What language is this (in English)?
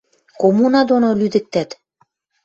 Western Mari